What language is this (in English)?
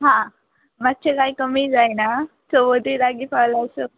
Konkani